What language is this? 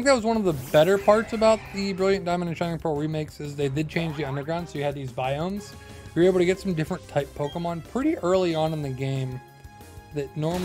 English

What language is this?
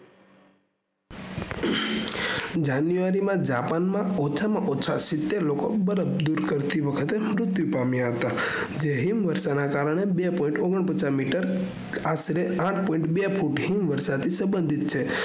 Gujarati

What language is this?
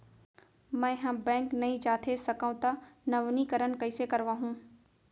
Chhattisgarhi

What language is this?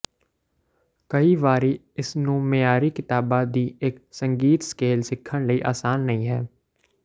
Punjabi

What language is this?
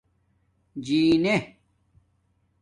Domaaki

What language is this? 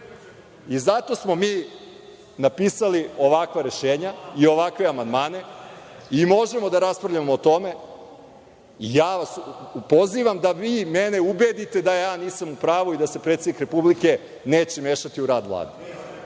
Serbian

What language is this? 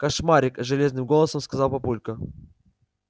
Russian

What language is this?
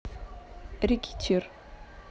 Russian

